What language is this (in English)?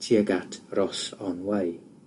Welsh